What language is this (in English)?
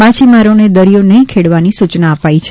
Gujarati